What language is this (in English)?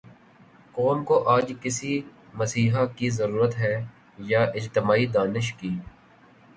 Urdu